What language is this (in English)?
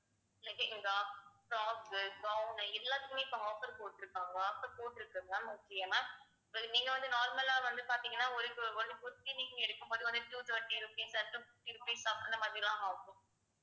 Tamil